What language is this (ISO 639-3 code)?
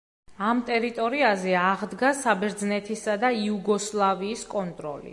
kat